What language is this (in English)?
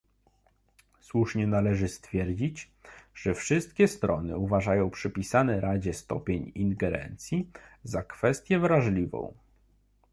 Polish